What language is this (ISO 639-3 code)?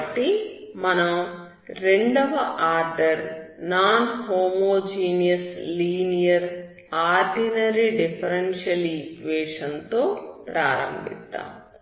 tel